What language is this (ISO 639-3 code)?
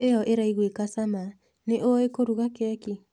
kik